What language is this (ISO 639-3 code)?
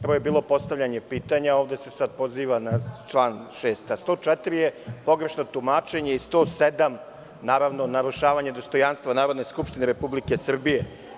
srp